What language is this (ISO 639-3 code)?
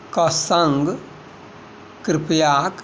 mai